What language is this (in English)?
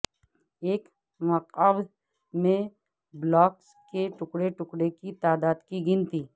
Urdu